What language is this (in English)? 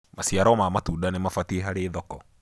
Kikuyu